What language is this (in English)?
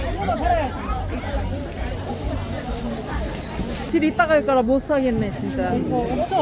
Korean